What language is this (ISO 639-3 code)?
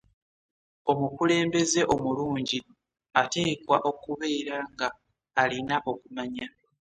lug